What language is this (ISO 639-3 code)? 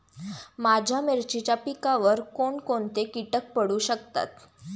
mar